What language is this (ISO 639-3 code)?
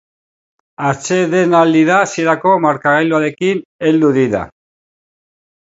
eus